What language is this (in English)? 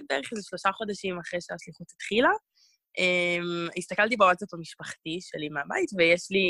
Hebrew